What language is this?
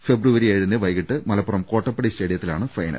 Malayalam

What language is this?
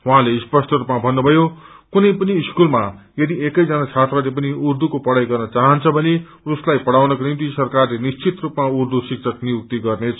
Nepali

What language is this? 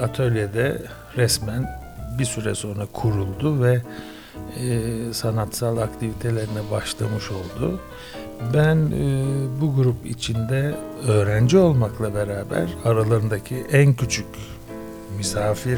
Turkish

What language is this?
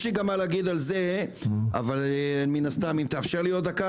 Hebrew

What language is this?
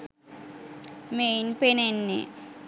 Sinhala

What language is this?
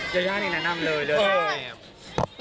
Thai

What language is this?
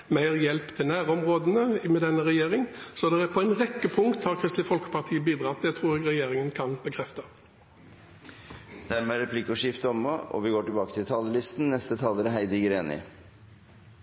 Norwegian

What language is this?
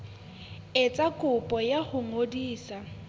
Southern Sotho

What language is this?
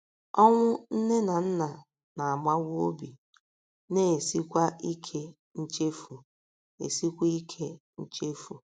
Igbo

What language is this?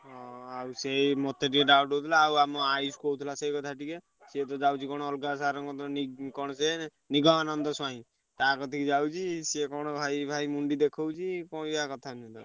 Odia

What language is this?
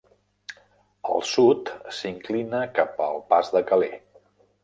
Catalan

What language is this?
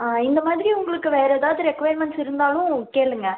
Tamil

